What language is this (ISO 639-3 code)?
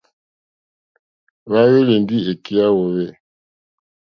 bri